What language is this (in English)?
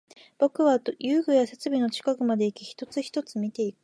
Japanese